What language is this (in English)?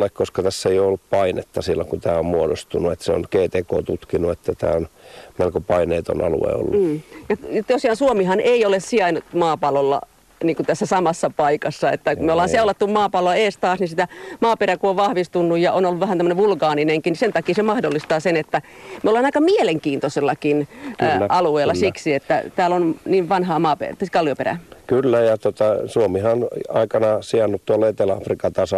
Finnish